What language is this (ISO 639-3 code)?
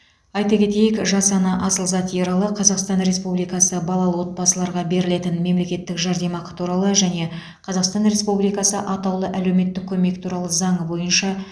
kaz